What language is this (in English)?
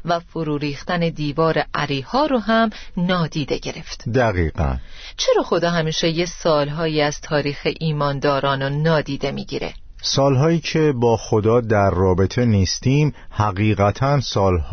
Persian